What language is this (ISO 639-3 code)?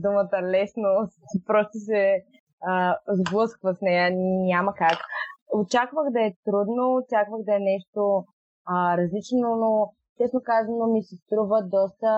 bul